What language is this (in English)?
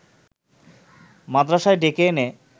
Bangla